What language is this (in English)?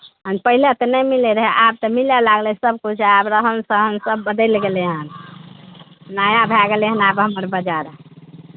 Maithili